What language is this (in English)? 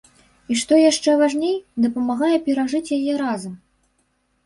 Belarusian